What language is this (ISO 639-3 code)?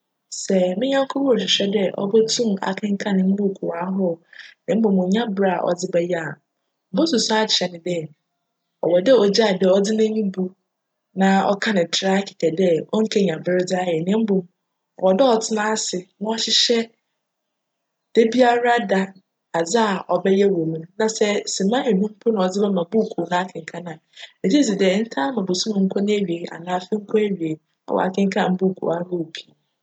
aka